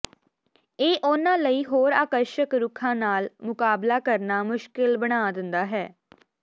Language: Punjabi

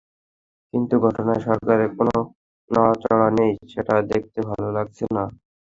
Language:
Bangla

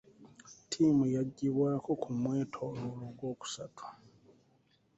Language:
Ganda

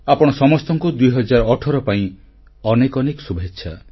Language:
Odia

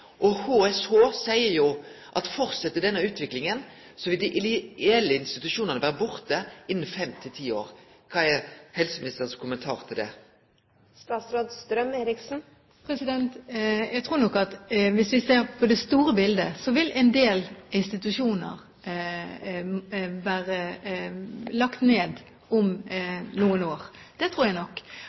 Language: Norwegian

